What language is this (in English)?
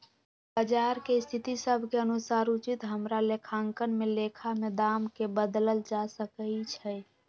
Magahi